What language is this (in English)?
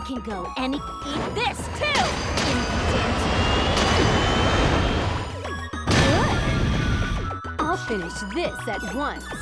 English